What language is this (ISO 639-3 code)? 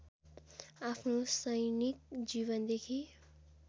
nep